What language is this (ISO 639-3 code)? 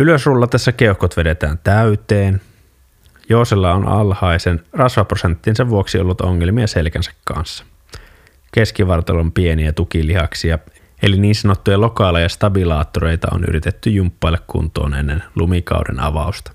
fin